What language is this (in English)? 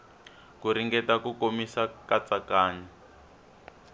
Tsonga